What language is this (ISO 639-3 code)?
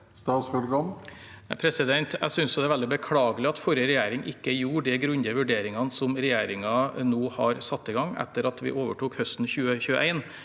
nor